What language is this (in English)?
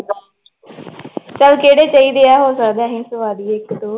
Punjabi